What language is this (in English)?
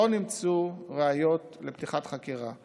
Hebrew